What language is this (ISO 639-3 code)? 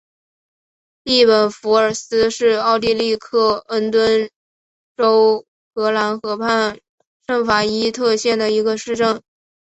zho